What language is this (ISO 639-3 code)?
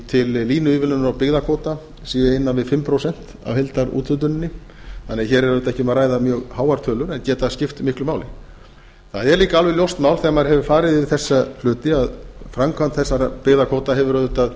isl